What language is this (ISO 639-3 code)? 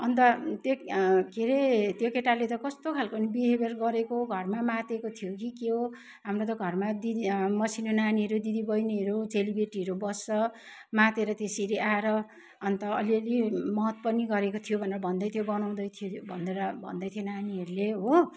nep